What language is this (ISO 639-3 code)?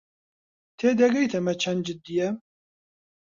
ckb